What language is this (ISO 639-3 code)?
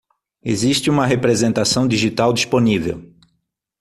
por